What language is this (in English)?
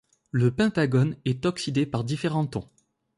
French